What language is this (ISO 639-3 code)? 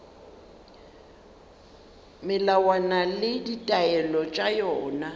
nso